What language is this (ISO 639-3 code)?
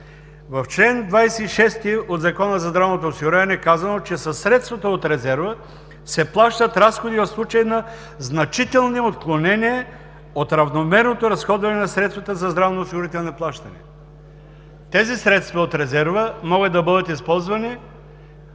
bul